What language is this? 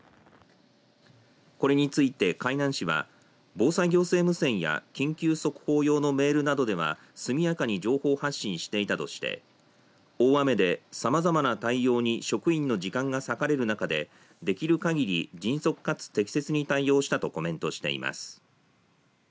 Japanese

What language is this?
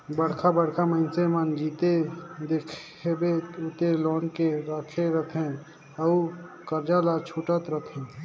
Chhattisgarhi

